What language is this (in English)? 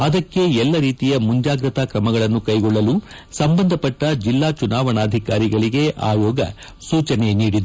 Kannada